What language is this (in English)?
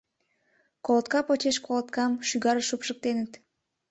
Mari